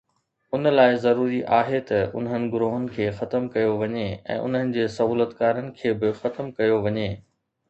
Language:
Sindhi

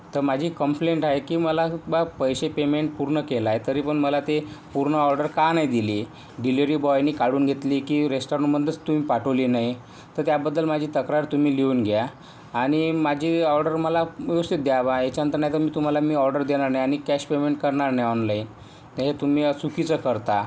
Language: Marathi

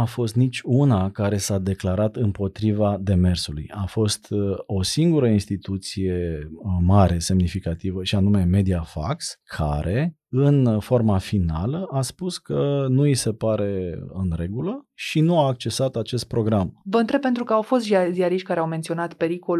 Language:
Romanian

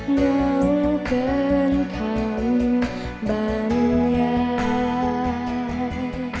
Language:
Thai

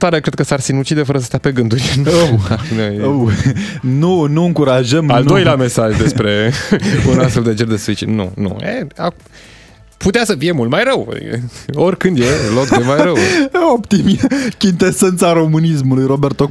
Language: Romanian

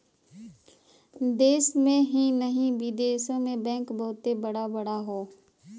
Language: Bhojpuri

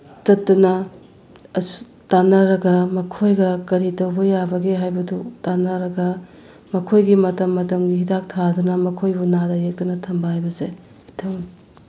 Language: Manipuri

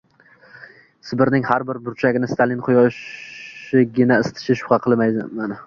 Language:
Uzbek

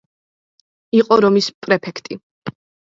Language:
Georgian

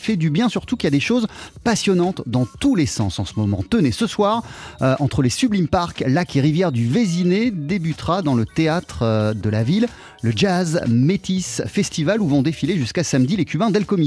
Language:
French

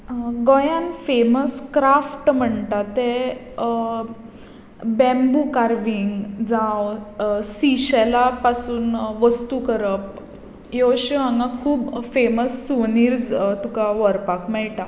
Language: Konkani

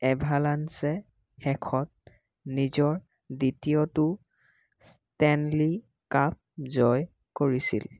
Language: Assamese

